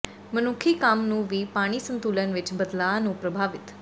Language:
Punjabi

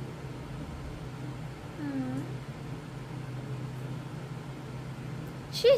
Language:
Romanian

